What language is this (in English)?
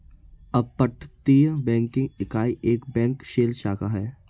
Hindi